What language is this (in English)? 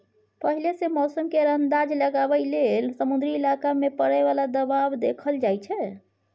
Maithili